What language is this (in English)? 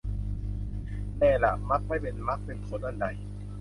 Thai